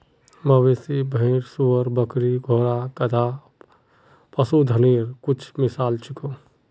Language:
Magahi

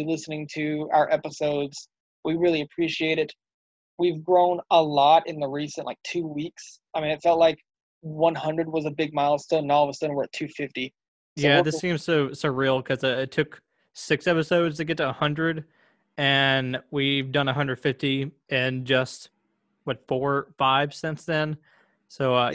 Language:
English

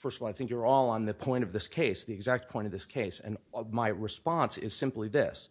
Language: English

